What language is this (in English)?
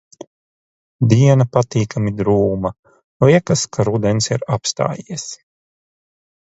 Latvian